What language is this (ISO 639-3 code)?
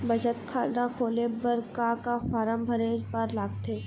hne